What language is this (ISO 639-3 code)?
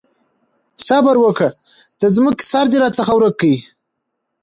pus